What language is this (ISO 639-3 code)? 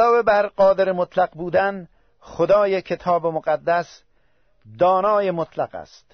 fas